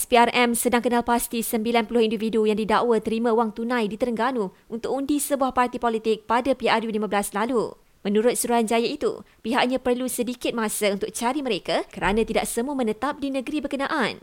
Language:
Malay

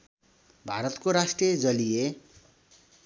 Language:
Nepali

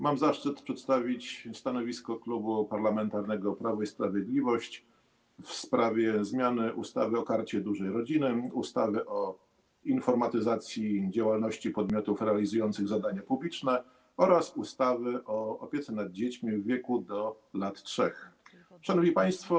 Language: Polish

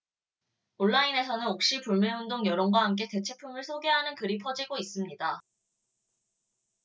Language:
Korean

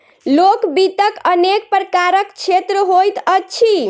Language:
Maithili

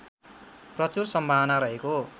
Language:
Nepali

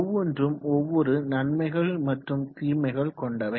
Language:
Tamil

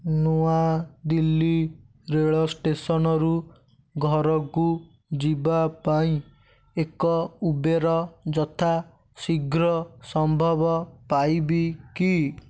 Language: Odia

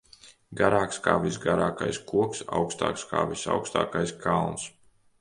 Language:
Latvian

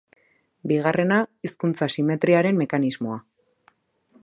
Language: Basque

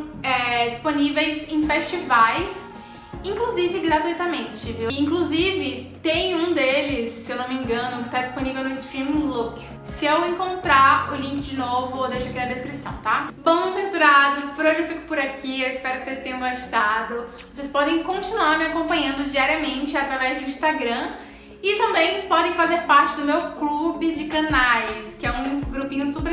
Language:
Portuguese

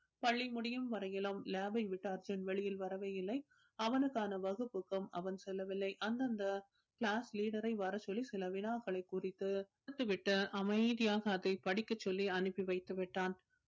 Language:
Tamil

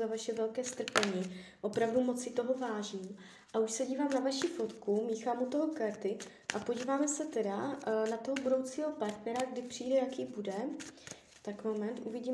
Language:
Czech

